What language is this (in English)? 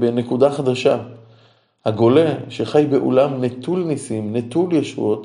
Hebrew